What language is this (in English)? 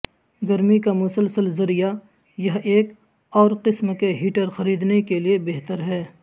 Urdu